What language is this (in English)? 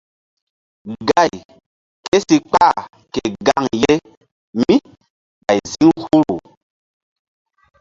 Mbum